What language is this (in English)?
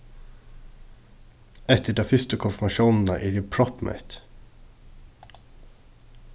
Faroese